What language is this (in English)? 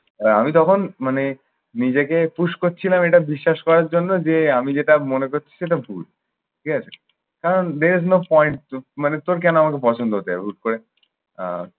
Bangla